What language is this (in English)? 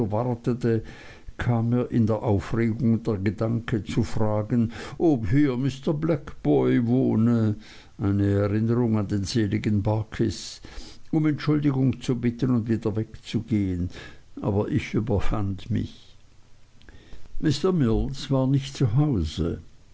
German